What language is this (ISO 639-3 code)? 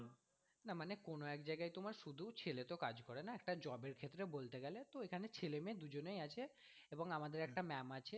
ben